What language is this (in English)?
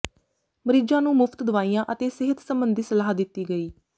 Punjabi